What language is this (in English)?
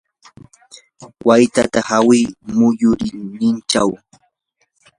Yanahuanca Pasco Quechua